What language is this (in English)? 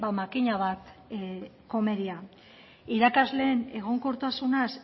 Basque